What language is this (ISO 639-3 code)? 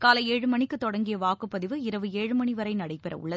tam